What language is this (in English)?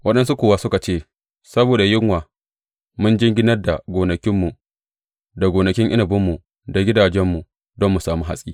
Hausa